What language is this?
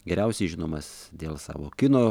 Lithuanian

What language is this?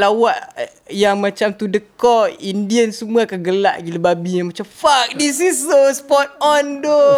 Malay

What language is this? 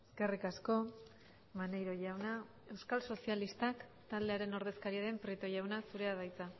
Basque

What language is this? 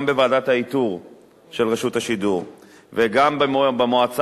Hebrew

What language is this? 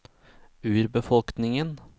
Norwegian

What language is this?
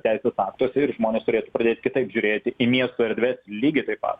Lithuanian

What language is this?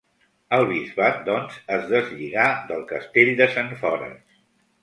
Catalan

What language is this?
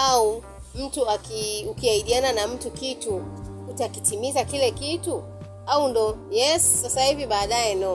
Swahili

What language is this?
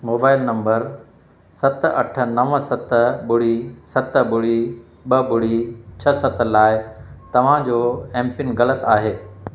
Sindhi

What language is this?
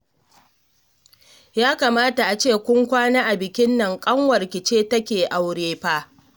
Hausa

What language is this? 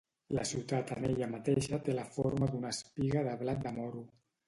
Catalan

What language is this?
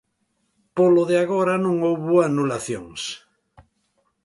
Galician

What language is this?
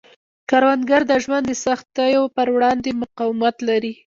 Pashto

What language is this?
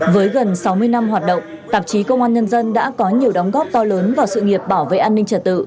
Vietnamese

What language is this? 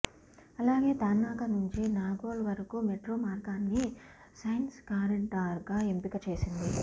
Telugu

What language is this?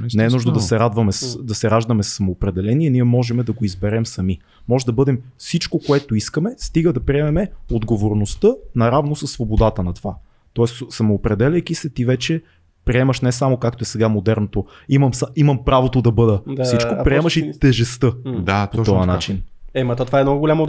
Bulgarian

